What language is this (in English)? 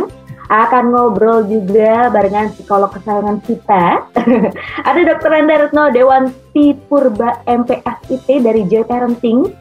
Indonesian